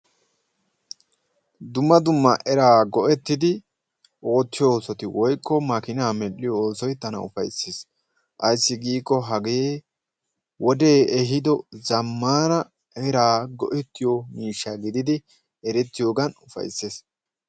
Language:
Wolaytta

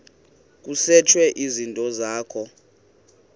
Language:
Xhosa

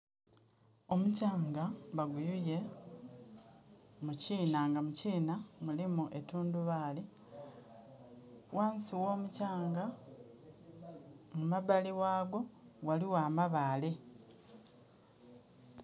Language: Soga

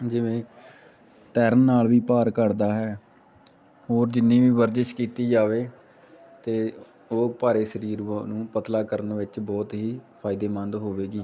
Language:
Punjabi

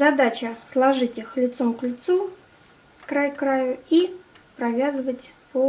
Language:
Russian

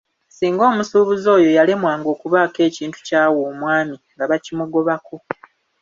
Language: Ganda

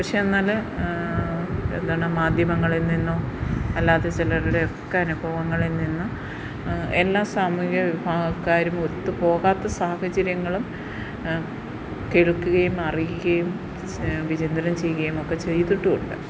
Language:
Malayalam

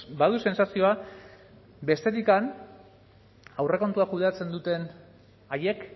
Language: Basque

